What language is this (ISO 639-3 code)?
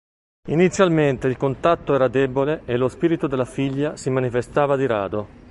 ita